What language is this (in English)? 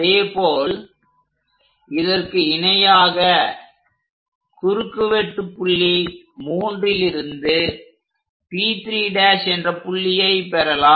Tamil